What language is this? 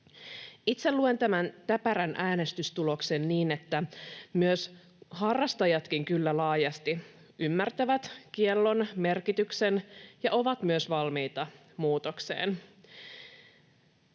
Finnish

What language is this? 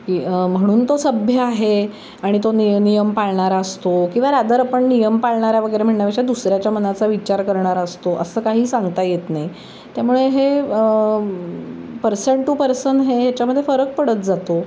Marathi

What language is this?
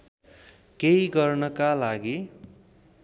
Nepali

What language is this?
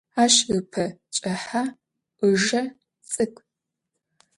Adyghe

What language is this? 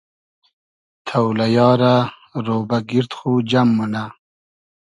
Hazaragi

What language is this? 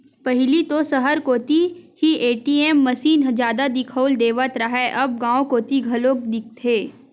Chhattisgarhi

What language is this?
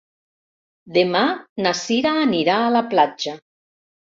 Catalan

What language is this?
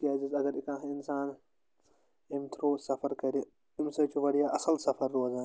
Kashmiri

